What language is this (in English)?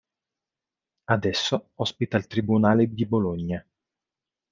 Italian